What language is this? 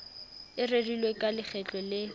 Southern Sotho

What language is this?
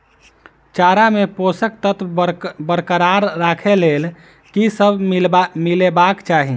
Maithili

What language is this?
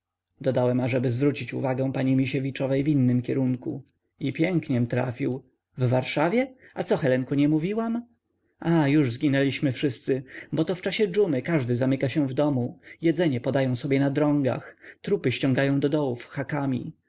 Polish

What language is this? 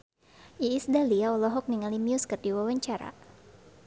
Sundanese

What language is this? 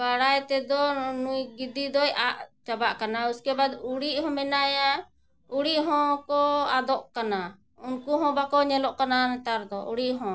Santali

